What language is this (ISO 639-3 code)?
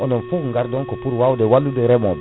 ful